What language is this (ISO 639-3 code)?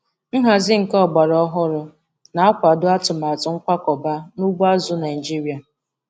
ibo